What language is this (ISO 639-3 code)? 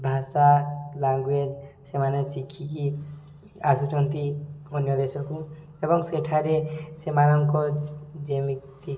ori